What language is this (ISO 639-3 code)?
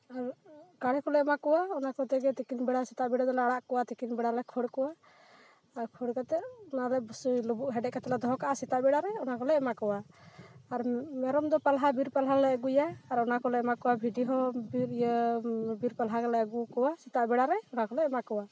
sat